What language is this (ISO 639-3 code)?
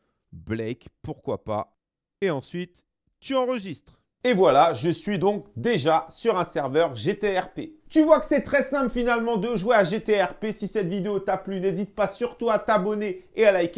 fra